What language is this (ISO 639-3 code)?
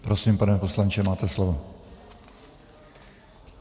ces